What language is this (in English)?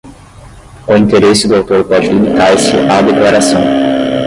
Portuguese